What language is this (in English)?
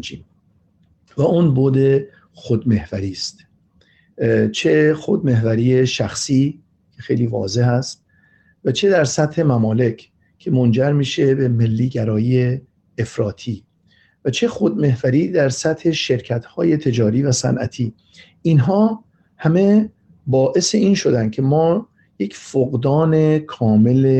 Persian